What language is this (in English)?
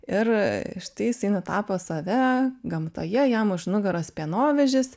Lithuanian